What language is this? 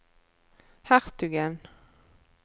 Norwegian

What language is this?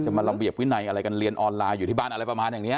Thai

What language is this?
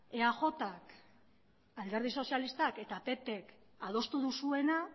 Basque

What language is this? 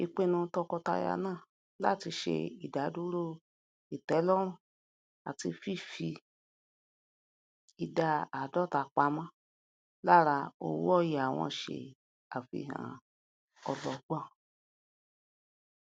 Yoruba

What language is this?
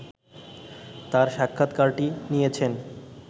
Bangla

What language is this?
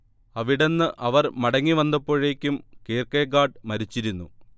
Malayalam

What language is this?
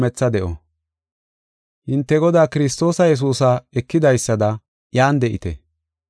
Gofa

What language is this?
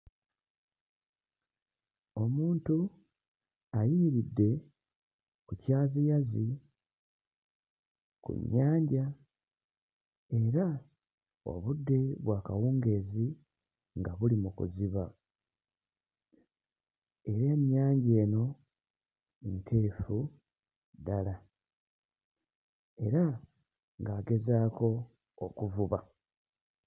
Ganda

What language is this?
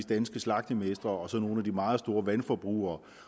Danish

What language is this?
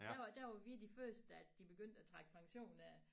Danish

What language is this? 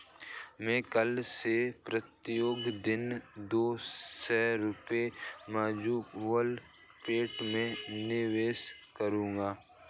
Hindi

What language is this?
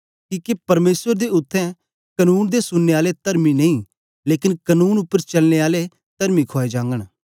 Dogri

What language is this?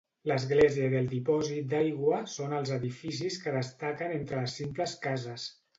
Catalan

